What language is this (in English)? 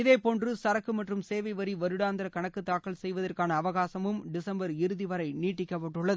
Tamil